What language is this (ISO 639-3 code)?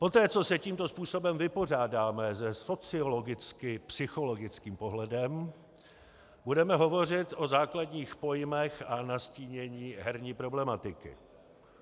ces